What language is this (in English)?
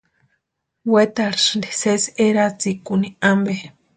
Western Highland Purepecha